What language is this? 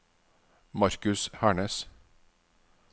Norwegian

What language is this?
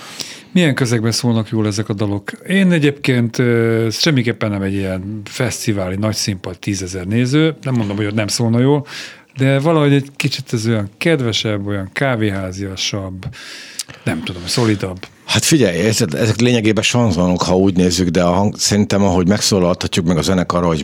Hungarian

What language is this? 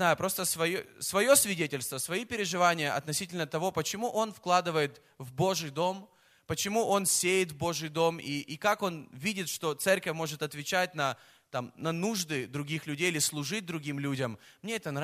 Russian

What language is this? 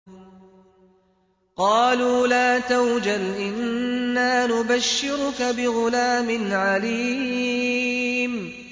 Arabic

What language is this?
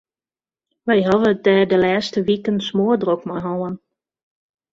Western Frisian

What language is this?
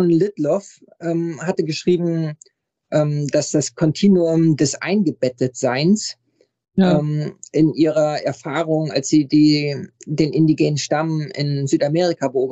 German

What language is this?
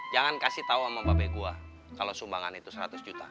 Indonesian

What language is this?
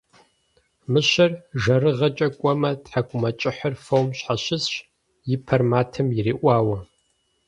Kabardian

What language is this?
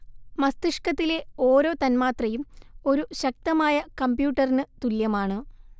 Malayalam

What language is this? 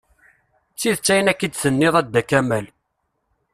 Kabyle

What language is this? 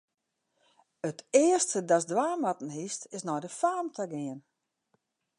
Western Frisian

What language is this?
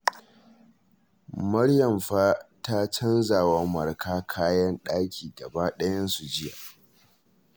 Hausa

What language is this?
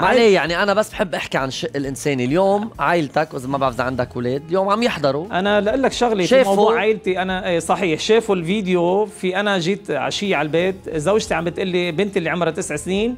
Arabic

